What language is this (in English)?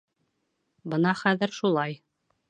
Bashkir